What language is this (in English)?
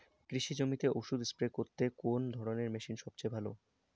Bangla